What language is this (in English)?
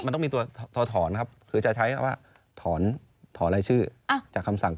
Thai